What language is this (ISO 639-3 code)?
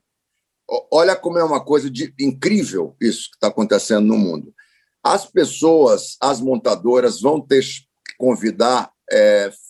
por